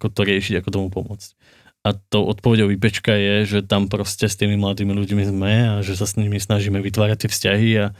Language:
Slovak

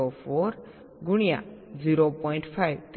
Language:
Gujarati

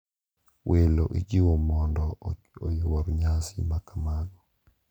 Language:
Luo (Kenya and Tanzania)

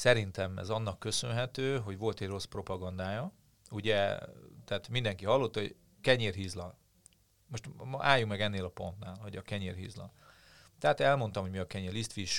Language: Hungarian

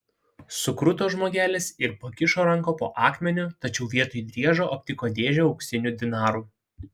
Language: Lithuanian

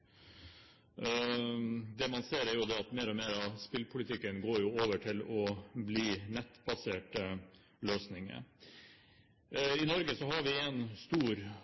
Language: Norwegian Bokmål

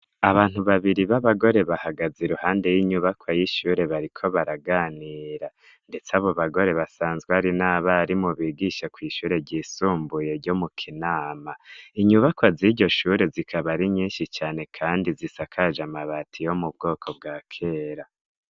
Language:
Rundi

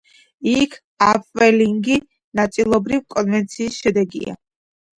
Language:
Georgian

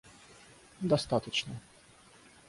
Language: Russian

